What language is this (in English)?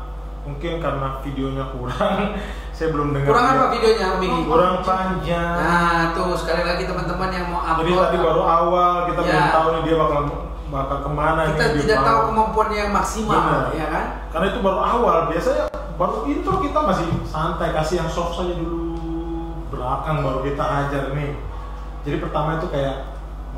Indonesian